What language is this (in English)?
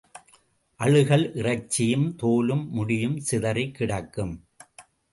Tamil